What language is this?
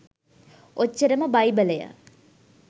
Sinhala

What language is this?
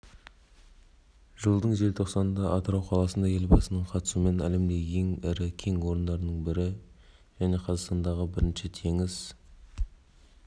Kazakh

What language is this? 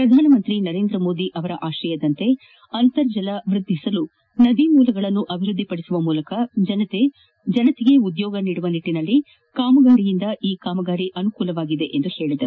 Kannada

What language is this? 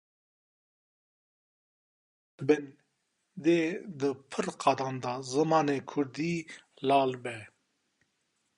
Kurdish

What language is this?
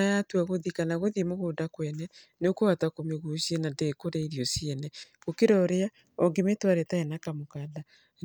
Kikuyu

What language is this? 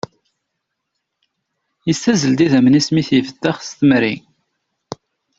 Kabyle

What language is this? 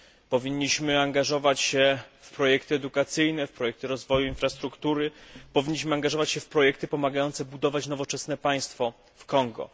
Polish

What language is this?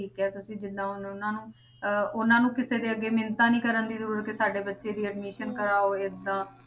Punjabi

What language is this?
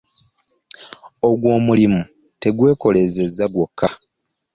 Ganda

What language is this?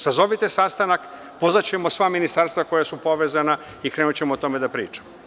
Serbian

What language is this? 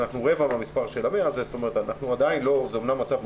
Hebrew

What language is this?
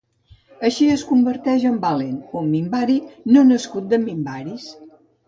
Catalan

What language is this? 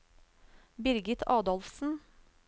Norwegian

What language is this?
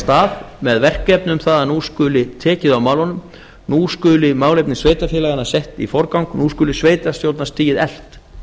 Icelandic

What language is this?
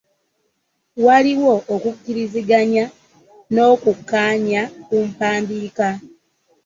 Ganda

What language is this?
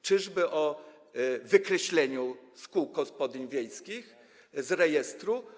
Polish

